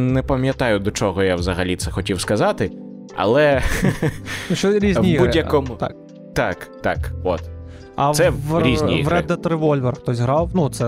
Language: Ukrainian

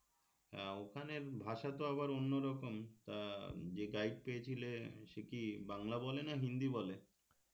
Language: Bangla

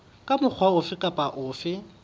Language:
Southern Sotho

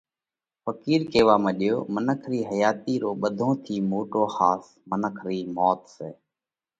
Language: Parkari Koli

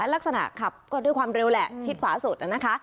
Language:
Thai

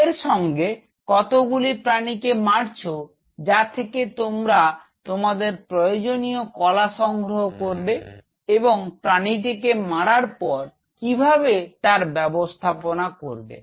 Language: Bangla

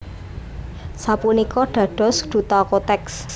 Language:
Javanese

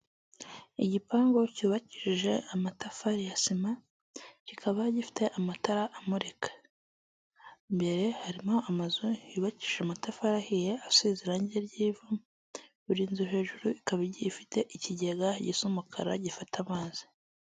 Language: Kinyarwanda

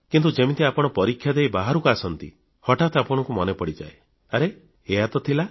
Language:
Odia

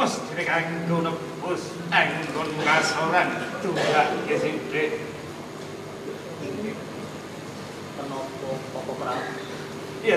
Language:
Indonesian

